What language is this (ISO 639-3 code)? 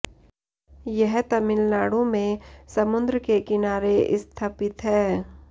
hin